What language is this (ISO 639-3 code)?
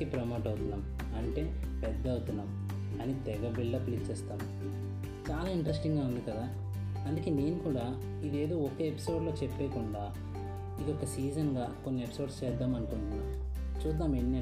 tel